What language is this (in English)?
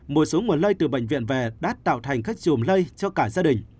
Vietnamese